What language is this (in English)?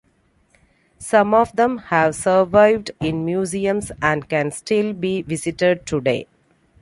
English